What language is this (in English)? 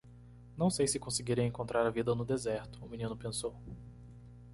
Portuguese